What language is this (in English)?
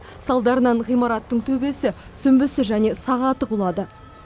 Kazakh